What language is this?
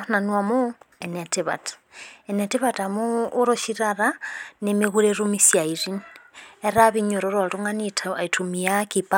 Masai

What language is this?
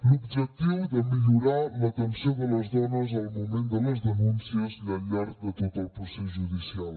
Catalan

